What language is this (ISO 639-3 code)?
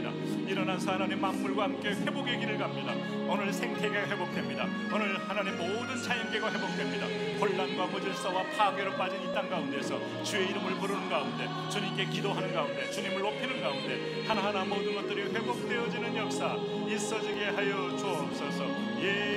kor